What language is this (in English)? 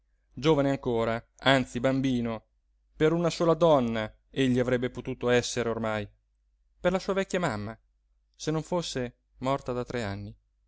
Italian